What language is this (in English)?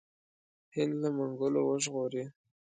Pashto